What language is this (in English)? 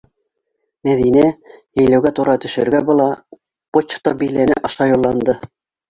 Bashkir